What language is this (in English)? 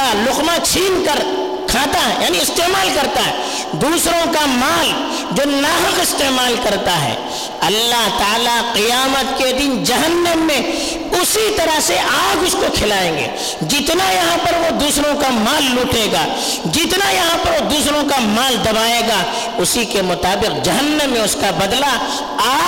Urdu